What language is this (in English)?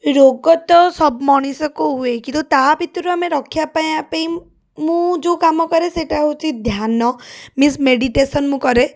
Odia